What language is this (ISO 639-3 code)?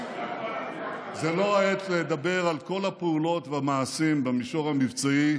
heb